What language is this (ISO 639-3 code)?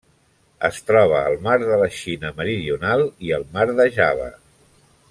cat